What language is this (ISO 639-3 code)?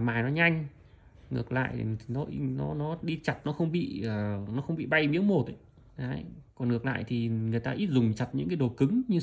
vie